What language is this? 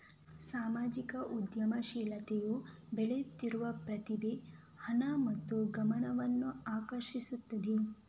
Kannada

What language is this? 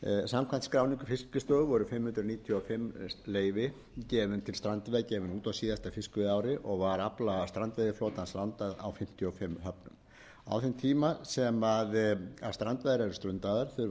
Icelandic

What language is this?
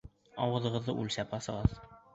Bashkir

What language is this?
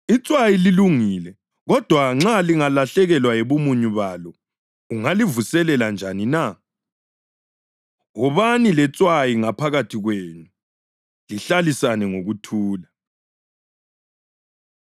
North Ndebele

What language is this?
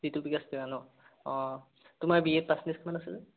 Assamese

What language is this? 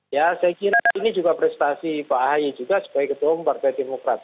Indonesian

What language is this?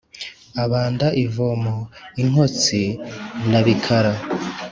Kinyarwanda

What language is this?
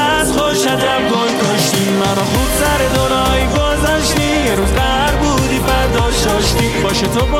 Persian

